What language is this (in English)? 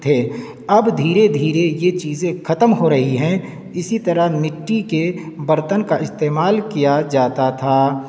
Urdu